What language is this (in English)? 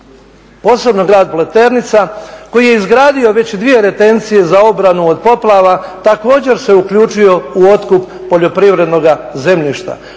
Croatian